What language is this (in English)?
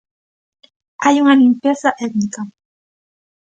Galician